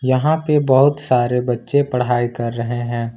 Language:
Hindi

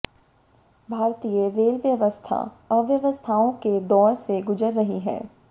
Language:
Hindi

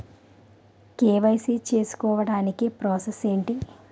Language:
Telugu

